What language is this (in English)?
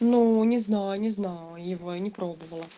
Russian